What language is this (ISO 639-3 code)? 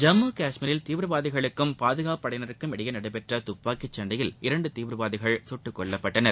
tam